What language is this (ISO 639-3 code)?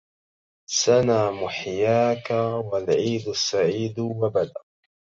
ara